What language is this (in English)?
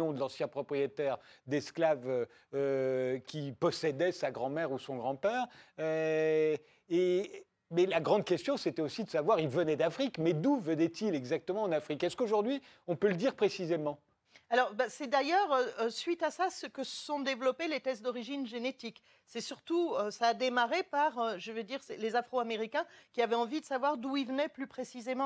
French